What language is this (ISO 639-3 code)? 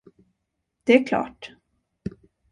swe